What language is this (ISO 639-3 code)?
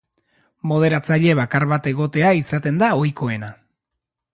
eus